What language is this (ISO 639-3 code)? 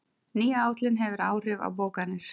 isl